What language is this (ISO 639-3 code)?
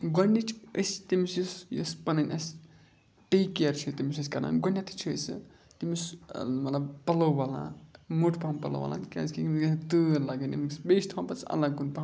kas